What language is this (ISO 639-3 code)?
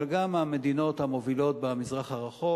heb